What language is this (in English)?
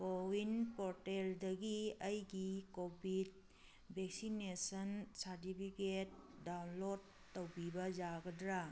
Manipuri